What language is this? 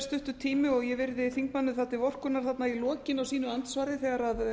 Icelandic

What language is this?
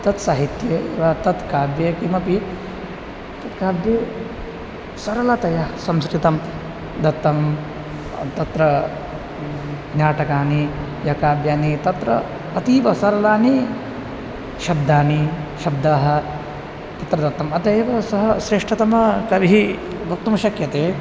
Sanskrit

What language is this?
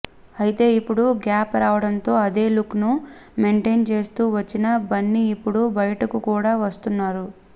Telugu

